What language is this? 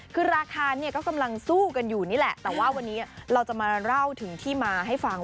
Thai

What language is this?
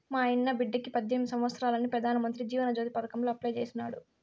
Telugu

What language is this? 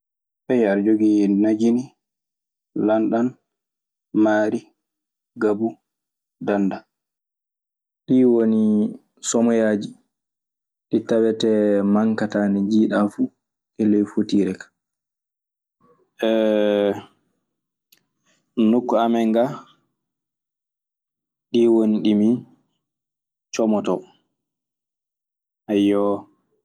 Maasina Fulfulde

